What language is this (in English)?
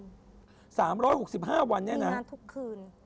Thai